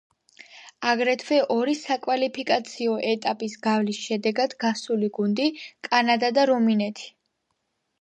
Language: Georgian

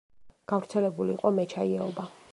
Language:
Georgian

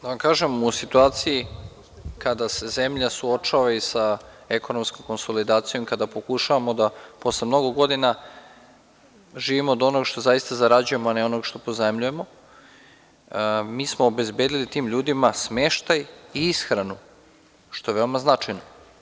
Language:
Serbian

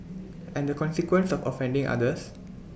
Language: English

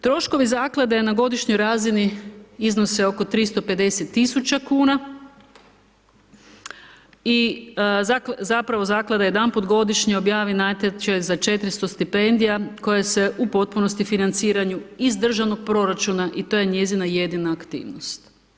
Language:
Croatian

